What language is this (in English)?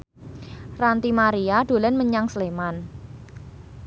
Javanese